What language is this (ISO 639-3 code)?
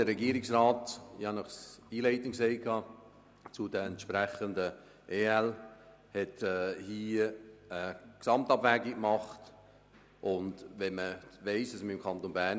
gsw